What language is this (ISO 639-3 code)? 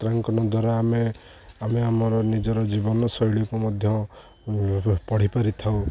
ori